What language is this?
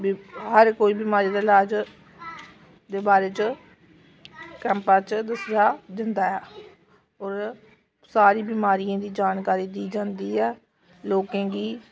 Dogri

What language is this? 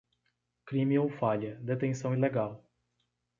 Portuguese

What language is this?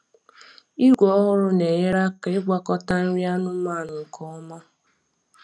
Igbo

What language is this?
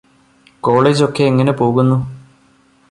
Malayalam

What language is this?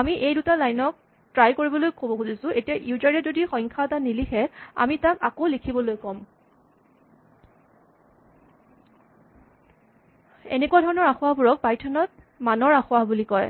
Assamese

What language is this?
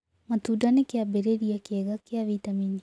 Kikuyu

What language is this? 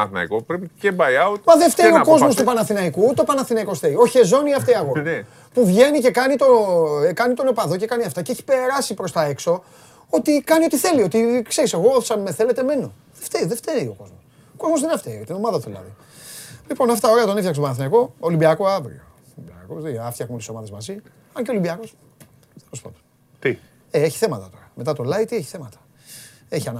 Greek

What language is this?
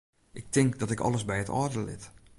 Western Frisian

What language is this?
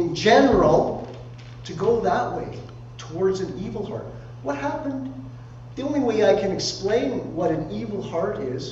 English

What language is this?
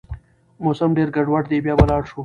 Pashto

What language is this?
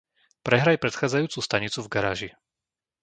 Slovak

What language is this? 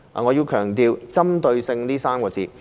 Cantonese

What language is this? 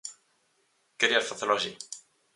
Galician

